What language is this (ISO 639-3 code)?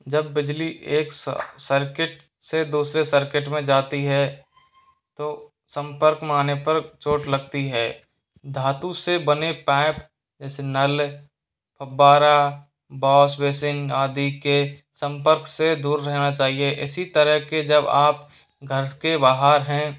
hin